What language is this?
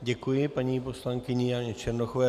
Czech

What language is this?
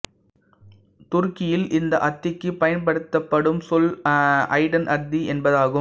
Tamil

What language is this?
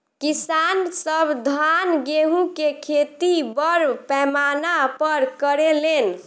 Bhojpuri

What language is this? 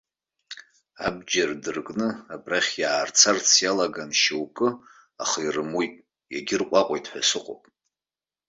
Abkhazian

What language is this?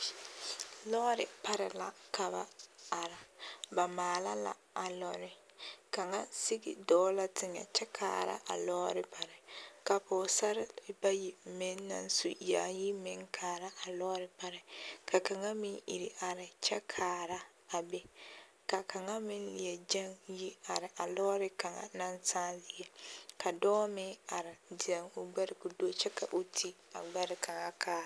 Southern Dagaare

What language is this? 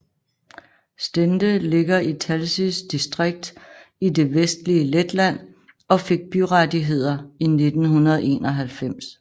Danish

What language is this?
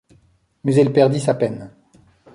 French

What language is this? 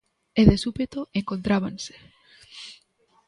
Galician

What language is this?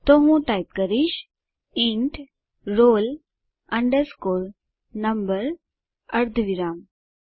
Gujarati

